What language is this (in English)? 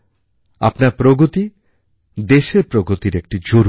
Bangla